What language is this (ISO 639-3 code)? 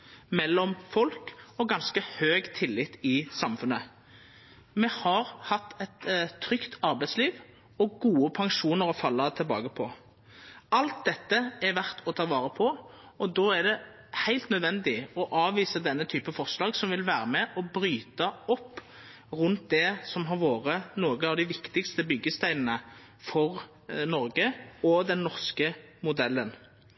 nno